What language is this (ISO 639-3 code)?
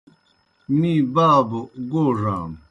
plk